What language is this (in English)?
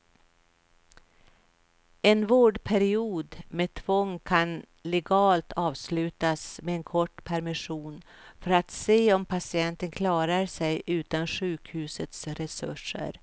Swedish